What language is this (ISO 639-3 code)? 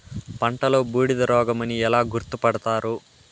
tel